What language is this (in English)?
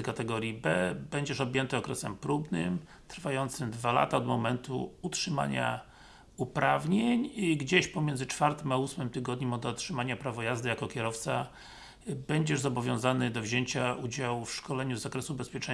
Polish